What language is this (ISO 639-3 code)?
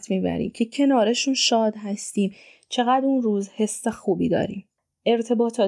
fas